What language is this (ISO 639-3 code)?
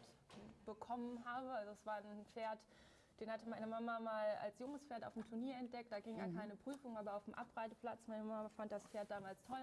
deu